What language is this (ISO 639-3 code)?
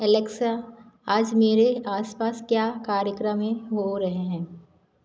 hin